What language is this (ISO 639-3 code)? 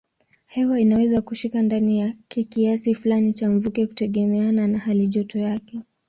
swa